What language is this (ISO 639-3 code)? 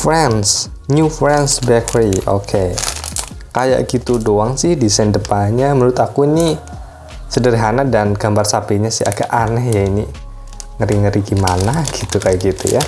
ind